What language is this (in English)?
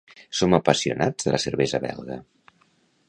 Catalan